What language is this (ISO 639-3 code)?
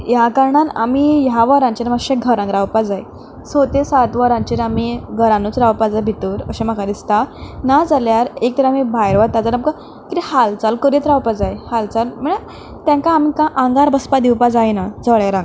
kok